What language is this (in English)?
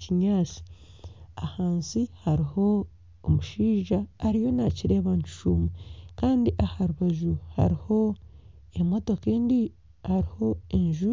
Nyankole